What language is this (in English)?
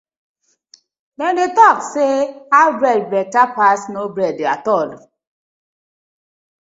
Nigerian Pidgin